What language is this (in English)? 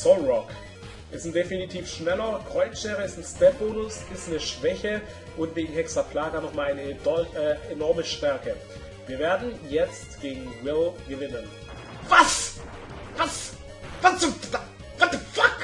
German